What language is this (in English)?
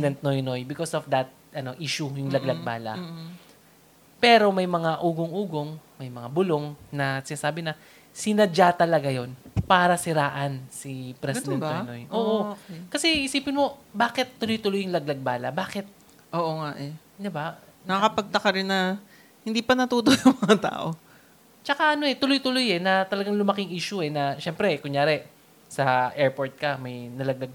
Filipino